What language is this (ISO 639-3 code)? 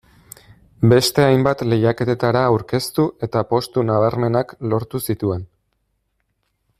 eus